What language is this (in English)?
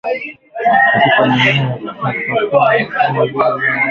Swahili